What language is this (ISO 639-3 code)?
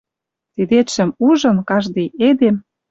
mrj